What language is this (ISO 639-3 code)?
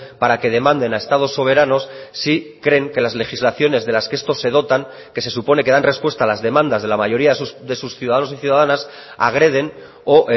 spa